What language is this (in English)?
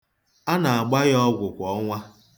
Igbo